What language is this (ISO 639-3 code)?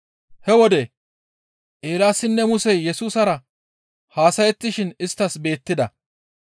gmv